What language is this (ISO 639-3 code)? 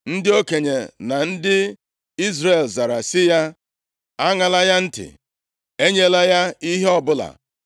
ibo